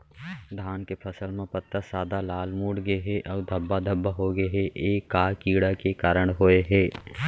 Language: Chhattisgarhi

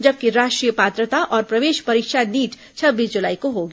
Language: Hindi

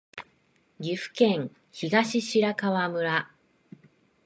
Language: Japanese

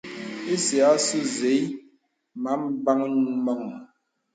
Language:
Bebele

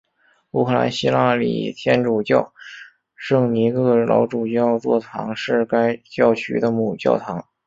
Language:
Chinese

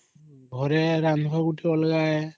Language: Odia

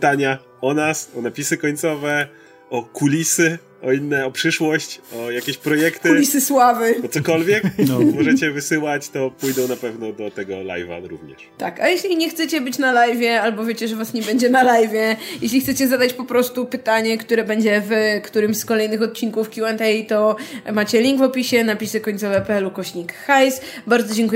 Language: Polish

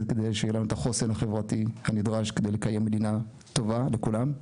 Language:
Hebrew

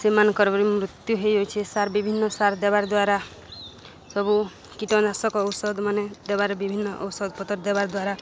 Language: Odia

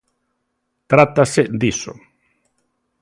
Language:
Galician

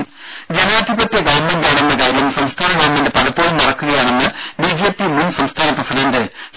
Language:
Malayalam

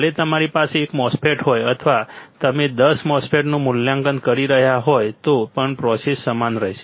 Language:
Gujarati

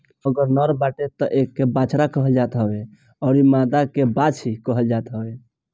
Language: Bhojpuri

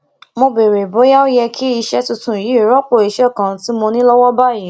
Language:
Yoruba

